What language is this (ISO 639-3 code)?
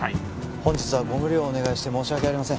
jpn